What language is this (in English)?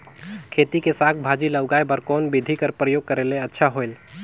Chhattisgarhi